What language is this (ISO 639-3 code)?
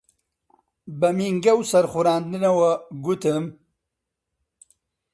ckb